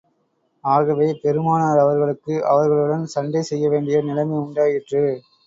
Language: Tamil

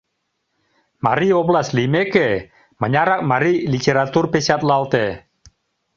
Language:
Mari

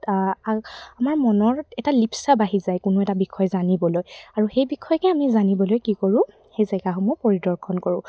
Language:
Assamese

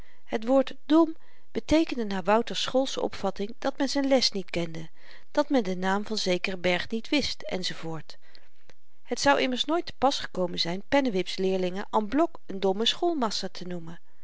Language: Dutch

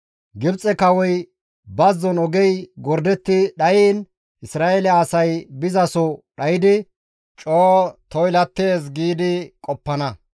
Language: Gamo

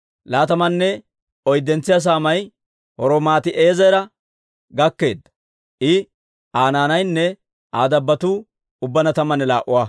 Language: Dawro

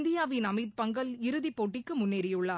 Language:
Tamil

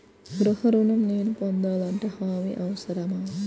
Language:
Telugu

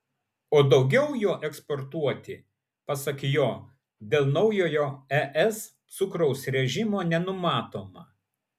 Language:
Lithuanian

